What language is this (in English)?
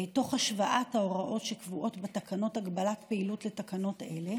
Hebrew